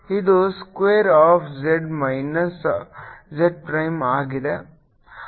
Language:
Kannada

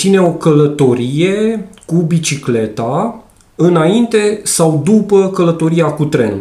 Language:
Romanian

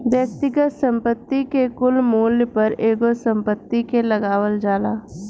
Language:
Bhojpuri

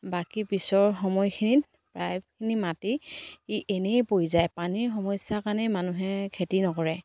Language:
Assamese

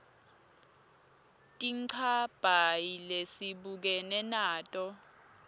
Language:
Swati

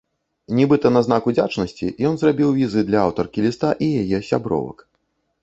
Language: Belarusian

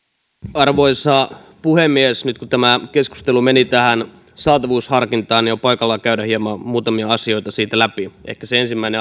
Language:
Finnish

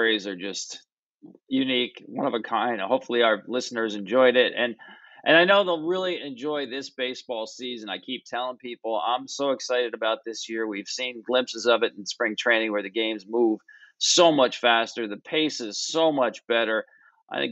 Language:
English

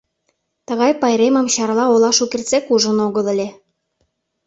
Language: Mari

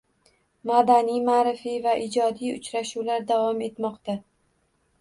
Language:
Uzbek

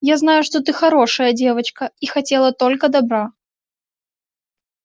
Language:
Russian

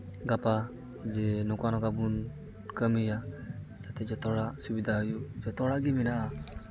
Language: Santali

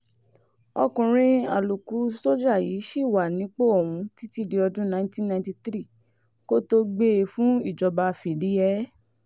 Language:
Yoruba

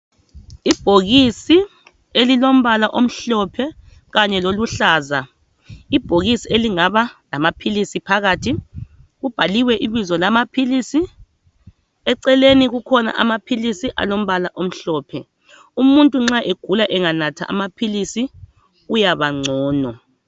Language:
North Ndebele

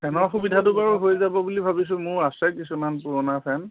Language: Assamese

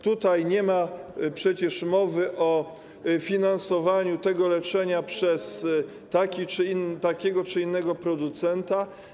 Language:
Polish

